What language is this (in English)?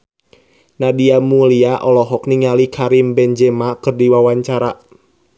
Sundanese